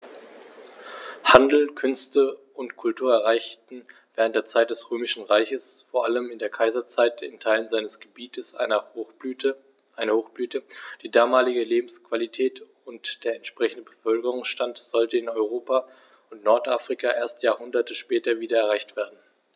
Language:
German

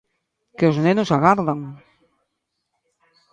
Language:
Galician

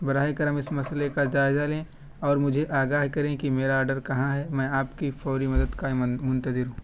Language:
Urdu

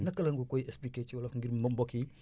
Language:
Wolof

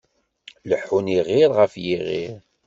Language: Kabyle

